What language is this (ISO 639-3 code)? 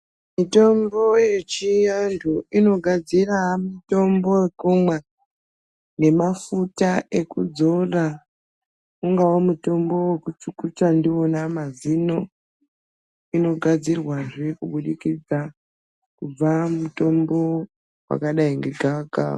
ndc